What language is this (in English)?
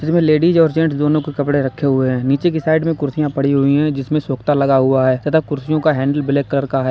Hindi